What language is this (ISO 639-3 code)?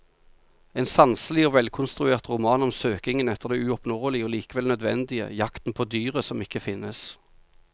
nor